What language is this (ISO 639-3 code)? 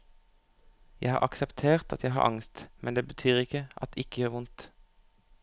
nor